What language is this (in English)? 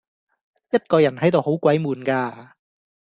Cantonese